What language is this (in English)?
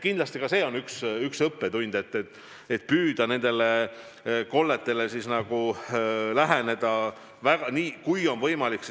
Estonian